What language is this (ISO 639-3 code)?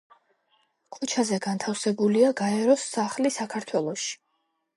kat